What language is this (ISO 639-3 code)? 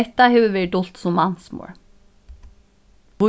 fao